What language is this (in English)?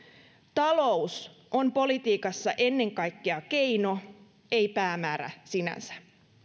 Finnish